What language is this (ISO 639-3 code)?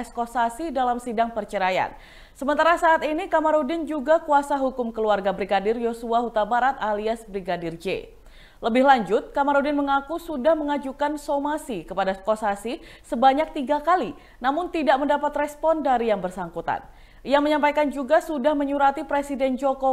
ind